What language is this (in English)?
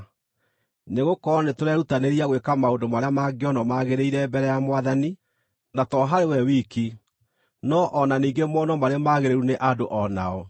Kikuyu